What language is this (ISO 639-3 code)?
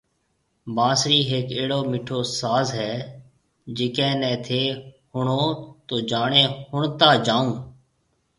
mve